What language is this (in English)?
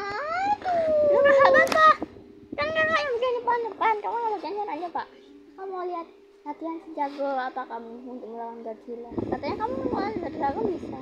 Indonesian